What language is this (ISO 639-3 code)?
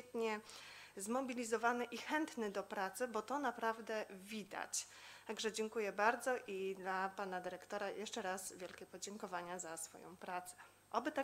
pol